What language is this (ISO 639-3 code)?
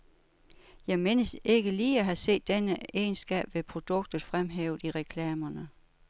dan